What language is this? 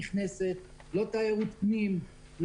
Hebrew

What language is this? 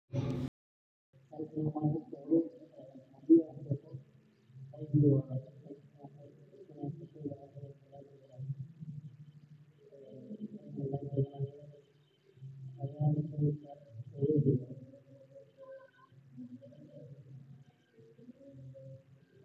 Somali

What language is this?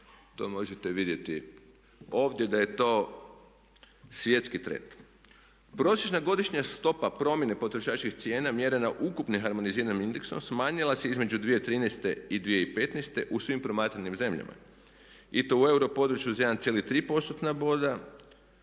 Croatian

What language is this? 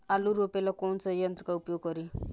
Bhojpuri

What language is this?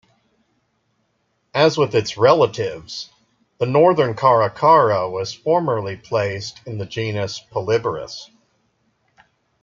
English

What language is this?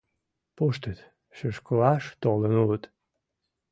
Mari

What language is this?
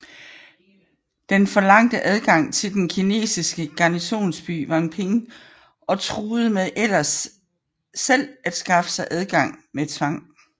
Danish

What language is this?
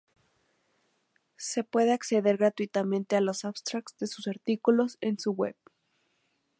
Spanish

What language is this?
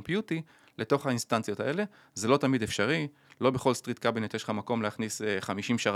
Hebrew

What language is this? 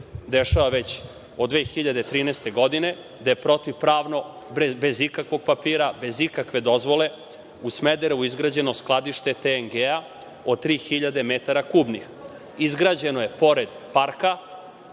Serbian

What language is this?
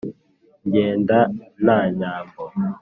Kinyarwanda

